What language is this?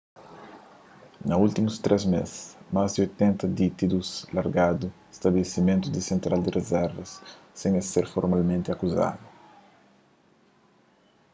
Kabuverdianu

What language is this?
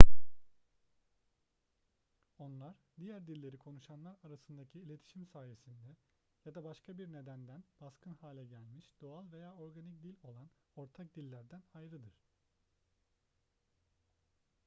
Turkish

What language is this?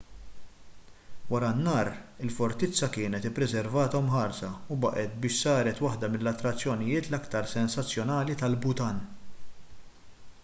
Maltese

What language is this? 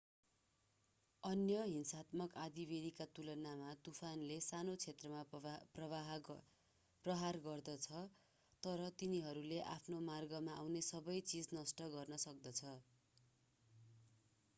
Nepali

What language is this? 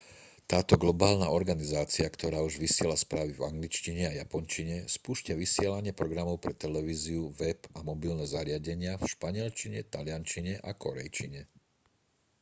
Slovak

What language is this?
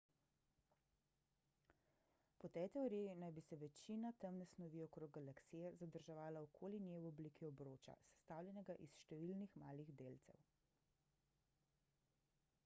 Slovenian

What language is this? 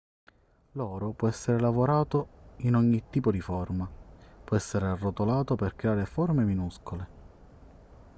Italian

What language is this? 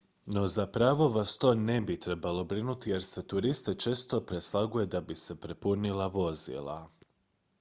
Croatian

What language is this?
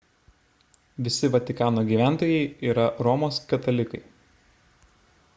Lithuanian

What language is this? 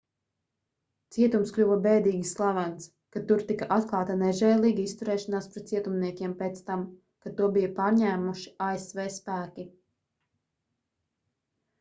Latvian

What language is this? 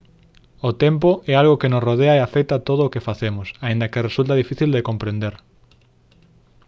Galician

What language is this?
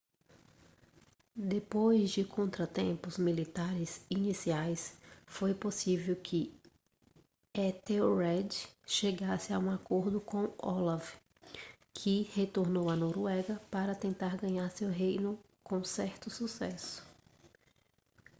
Portuguese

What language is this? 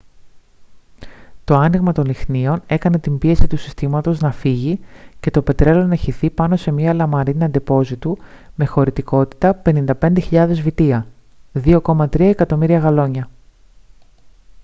Greek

